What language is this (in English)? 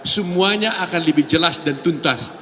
Indonesian